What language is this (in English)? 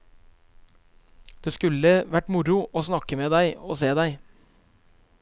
Norwegian